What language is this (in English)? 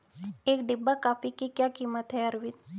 Hindi